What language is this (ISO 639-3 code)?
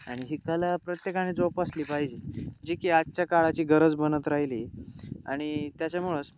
mar